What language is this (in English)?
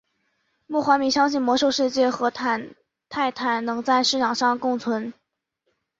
Chinese